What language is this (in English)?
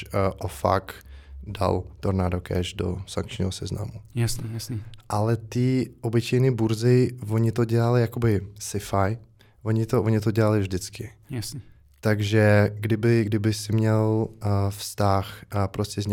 Czech